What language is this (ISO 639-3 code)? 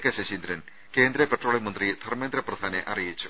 mal